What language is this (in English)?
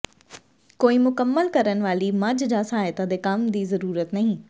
Punjabi